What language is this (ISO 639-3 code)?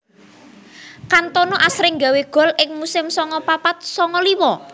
jav